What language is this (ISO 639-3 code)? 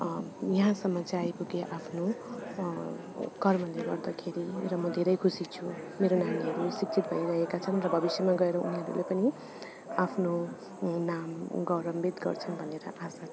nep